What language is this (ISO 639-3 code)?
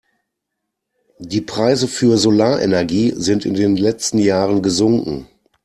deu